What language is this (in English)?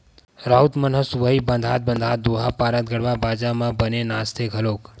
Chhattisgarhi